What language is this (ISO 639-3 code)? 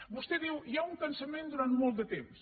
cat